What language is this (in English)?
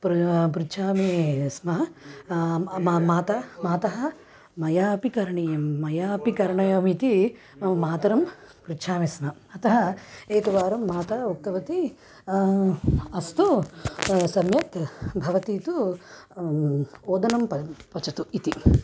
Sanskrit